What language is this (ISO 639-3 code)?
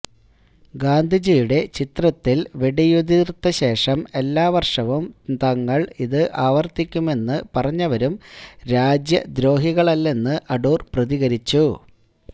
mal